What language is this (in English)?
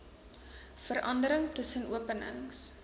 Afrikaans